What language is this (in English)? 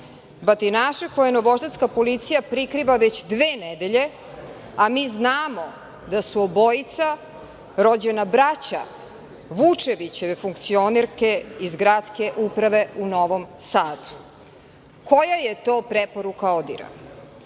Serbian